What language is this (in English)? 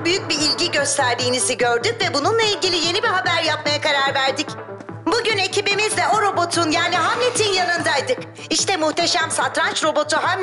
Turkish